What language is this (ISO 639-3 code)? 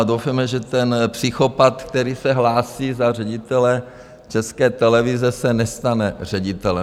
ces